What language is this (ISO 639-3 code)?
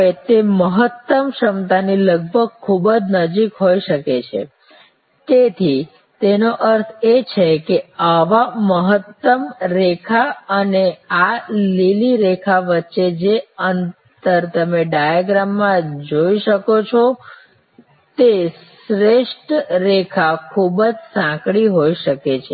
guj